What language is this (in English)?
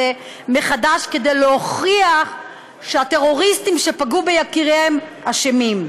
Hebrew